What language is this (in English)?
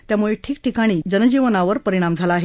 Marathi